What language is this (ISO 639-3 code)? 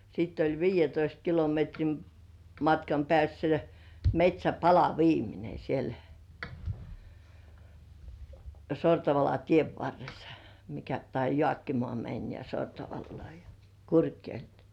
fin